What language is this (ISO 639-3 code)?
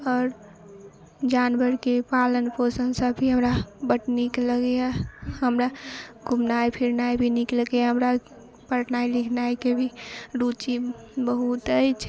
mai